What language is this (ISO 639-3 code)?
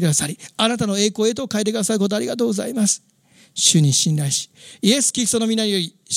jpn